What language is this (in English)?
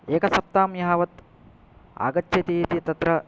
Sanskrit